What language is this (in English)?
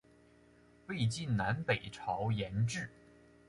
Chinese